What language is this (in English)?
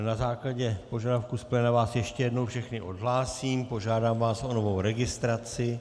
Czech